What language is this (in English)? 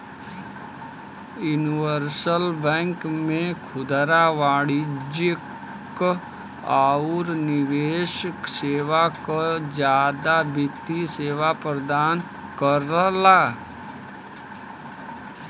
Bhojpuri